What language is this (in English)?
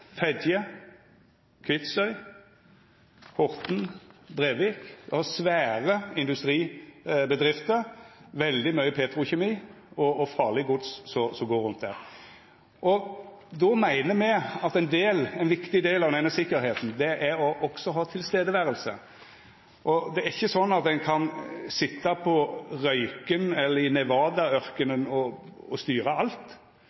Norwegian Nynorsk